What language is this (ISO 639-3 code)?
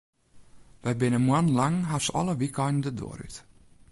fry